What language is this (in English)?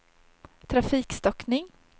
Swedish